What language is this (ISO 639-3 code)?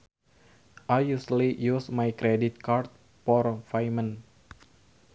sun